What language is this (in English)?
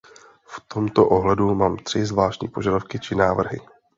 Czech